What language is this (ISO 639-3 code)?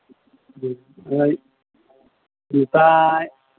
sat